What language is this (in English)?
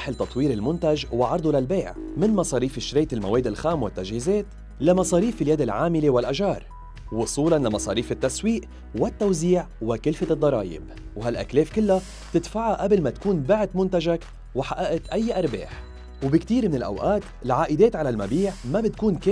Arabic